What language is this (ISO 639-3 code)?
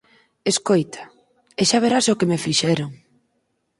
glg